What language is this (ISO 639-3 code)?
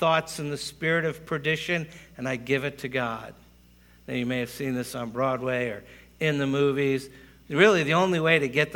eng